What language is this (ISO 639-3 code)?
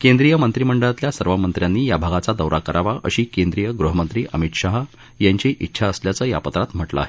mar